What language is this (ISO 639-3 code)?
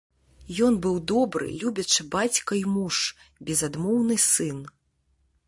bel